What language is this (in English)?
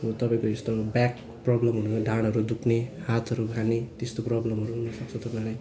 Nepali